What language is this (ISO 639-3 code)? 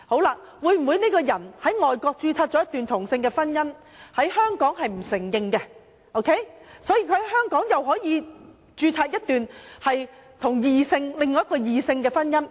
yue